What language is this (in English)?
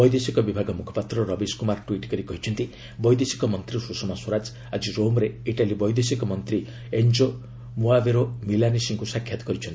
Odia